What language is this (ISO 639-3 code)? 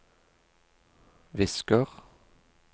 nor